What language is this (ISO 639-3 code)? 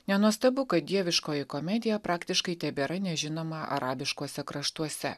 lit